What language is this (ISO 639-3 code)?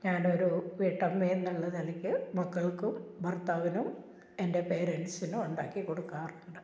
mal